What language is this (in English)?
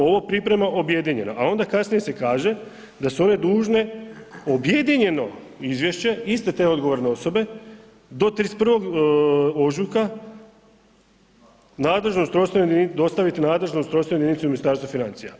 Croatian